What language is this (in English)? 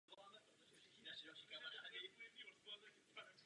Czech